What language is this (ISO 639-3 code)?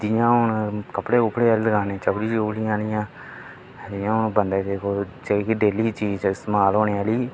doi